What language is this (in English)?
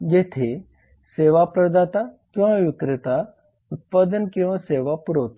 Marathi